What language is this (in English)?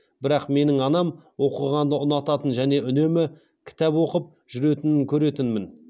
Kazakh